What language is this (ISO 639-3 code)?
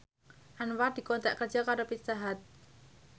jav